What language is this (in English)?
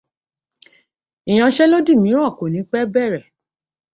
Yoruba